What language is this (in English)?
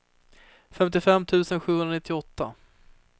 Swedish